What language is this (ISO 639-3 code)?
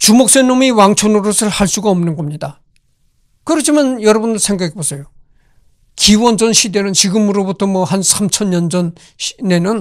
kor